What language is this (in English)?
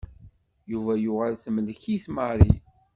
Kabyle